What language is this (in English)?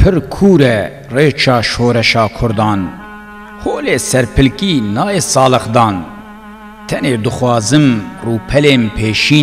Arabic